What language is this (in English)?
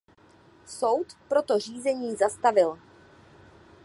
Czech